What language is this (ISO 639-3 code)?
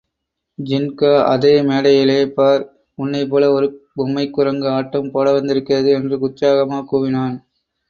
tam